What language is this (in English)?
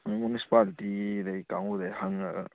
Manipuri